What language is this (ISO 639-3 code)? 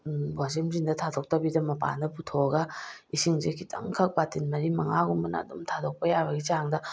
mni